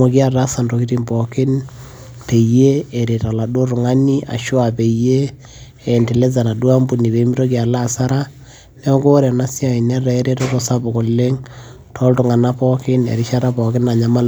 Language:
Masai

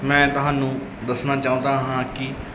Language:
Punjabi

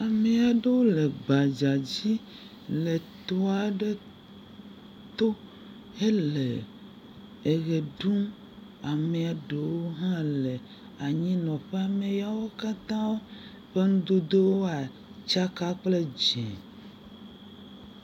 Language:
Ewe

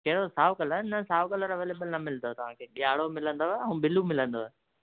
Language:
Sindhi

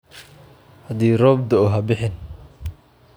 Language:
Somali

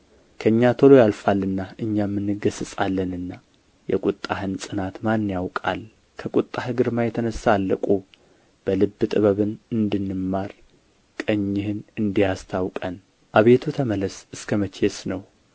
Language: Amharic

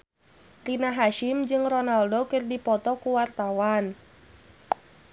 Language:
Sundanese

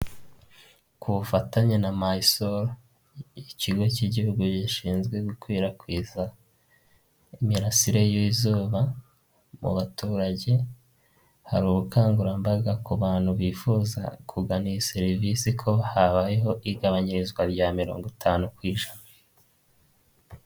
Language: Kinyarwanda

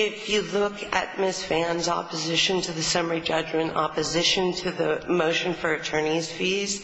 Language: English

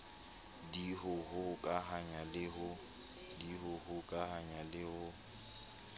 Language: Southern Sotho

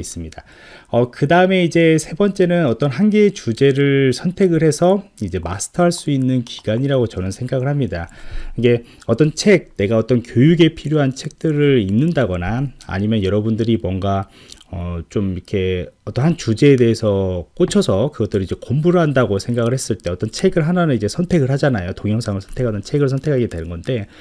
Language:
Korean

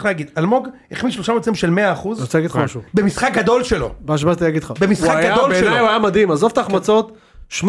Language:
Hebrew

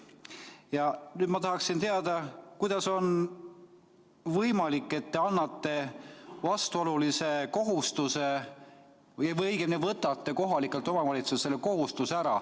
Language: Estonian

